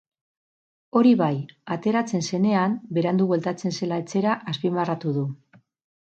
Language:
Basque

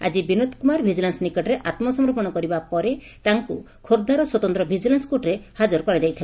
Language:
Odia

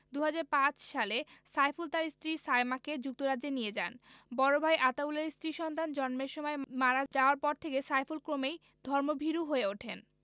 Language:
Bangla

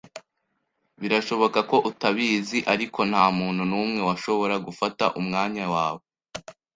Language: Kinyarwanda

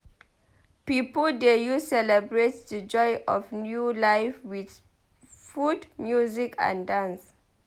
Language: Nigerian Pidgin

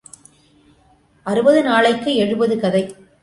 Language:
Tamil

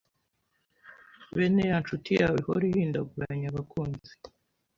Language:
Kinyarwanda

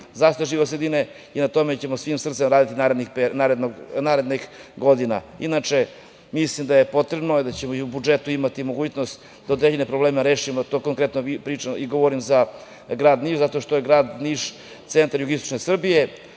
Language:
Serbian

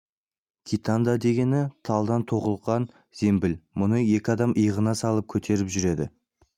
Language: Kazakh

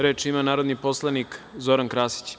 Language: Serbian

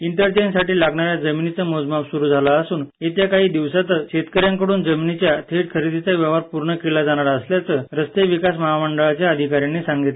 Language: Marathi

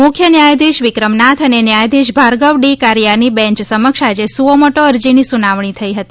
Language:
Gujarati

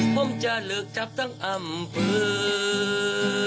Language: Thai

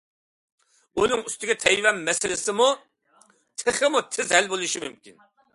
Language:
Uyghur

